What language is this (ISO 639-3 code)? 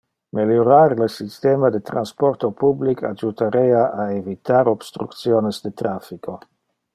ina